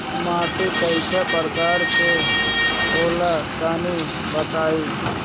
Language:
Bhojpuri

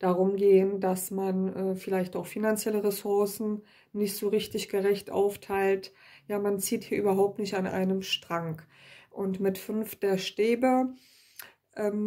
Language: German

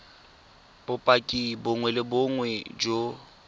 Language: Tswana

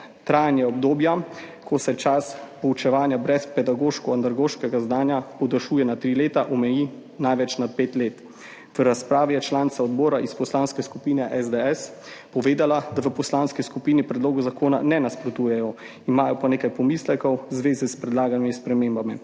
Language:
Slovenian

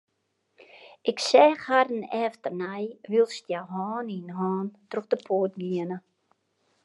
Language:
Western Frisian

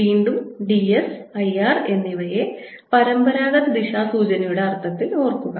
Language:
Malayalam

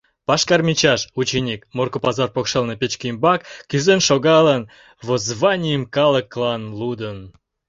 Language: Mari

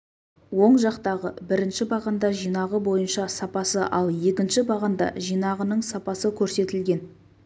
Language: Kazakh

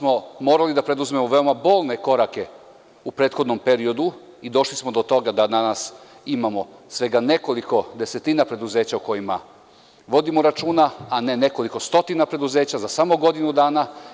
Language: Serbian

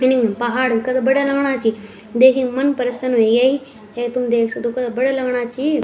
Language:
Garhwali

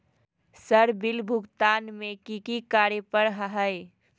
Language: Magahi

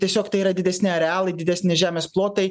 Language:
Lithuanian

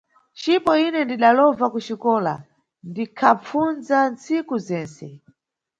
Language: Nyungwe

